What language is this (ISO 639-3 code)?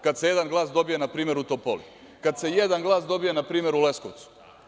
srp